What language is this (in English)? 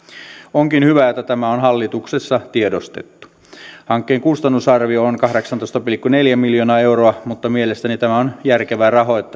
Finnish